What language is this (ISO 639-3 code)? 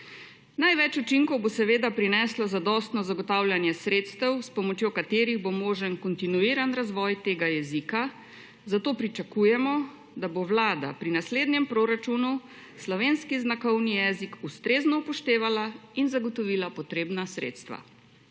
slv